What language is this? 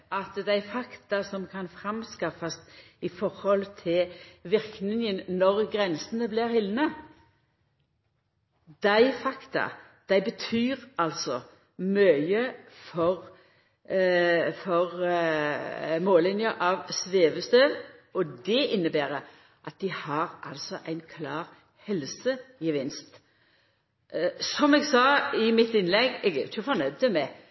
Norwegian Nynorsk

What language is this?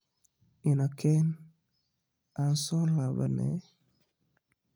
Somali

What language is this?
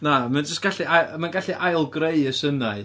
Welsh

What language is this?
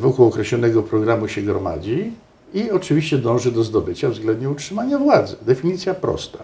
Polish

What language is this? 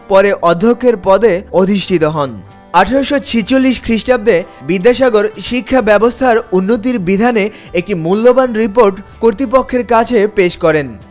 Bangla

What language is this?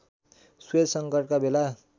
Nepali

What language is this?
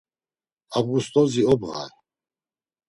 Laz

